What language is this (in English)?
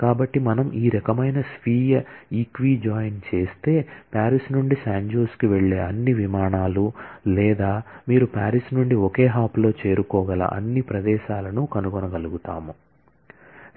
Telugu